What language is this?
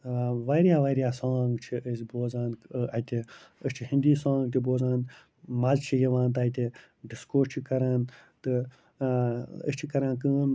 Kashmiri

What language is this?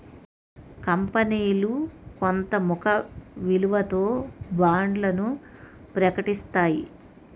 Telugu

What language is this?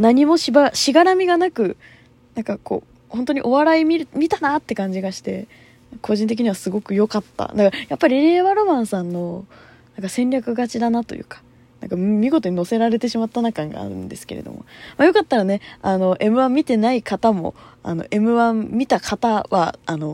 Japanese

